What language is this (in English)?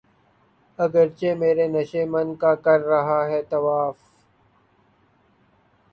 Urdu